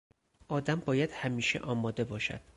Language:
Persian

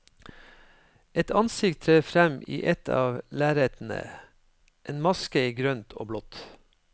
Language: Norwegian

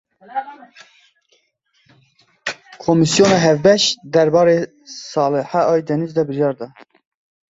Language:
Kurdish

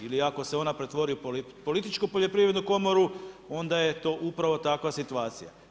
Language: Croatian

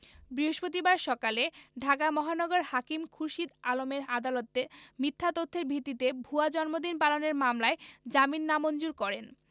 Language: Bangla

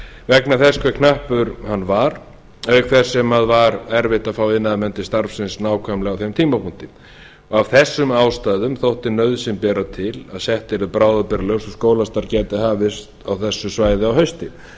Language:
Icelandic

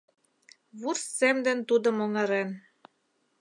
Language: Mari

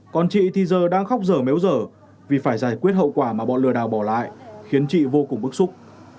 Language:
Vietnamese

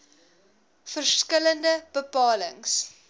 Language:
Afrikaans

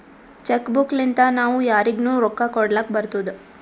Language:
Kannada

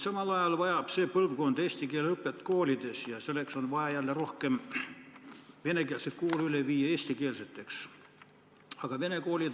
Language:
Estonian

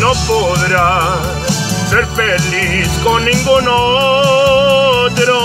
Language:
Spanish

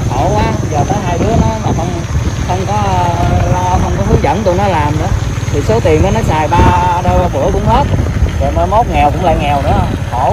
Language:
Vietnamese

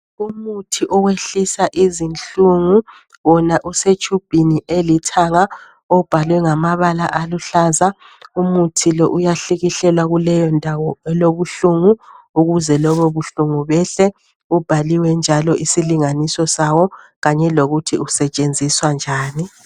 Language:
North Ndebele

